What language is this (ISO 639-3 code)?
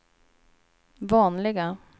swe